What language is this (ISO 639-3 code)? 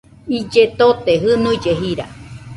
hux